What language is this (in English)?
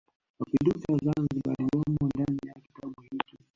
Swahili